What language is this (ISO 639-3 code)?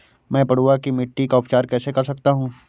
hin